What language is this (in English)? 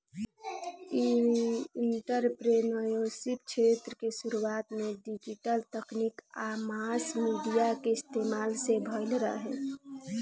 Bhojpuri